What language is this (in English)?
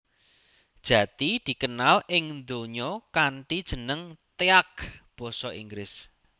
Javanese